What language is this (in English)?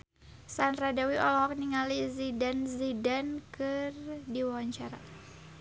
Sundanese